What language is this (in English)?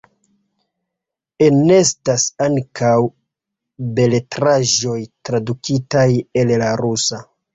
Esperanto